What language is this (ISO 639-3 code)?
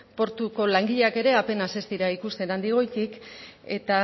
eus